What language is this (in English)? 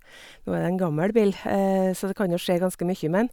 Norwegian